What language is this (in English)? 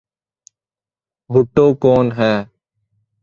Urdu